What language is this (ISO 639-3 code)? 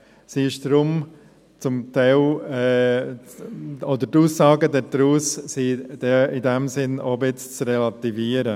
gsw